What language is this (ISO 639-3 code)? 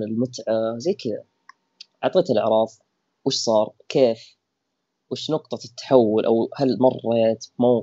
ara